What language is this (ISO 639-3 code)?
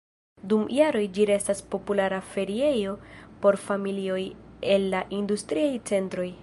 epo